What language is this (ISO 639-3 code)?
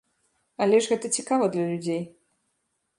bel